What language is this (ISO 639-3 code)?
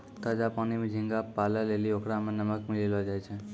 mai